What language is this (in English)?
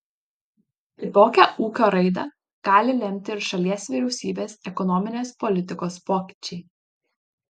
Lithuanian